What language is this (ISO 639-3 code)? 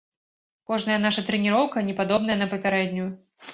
bel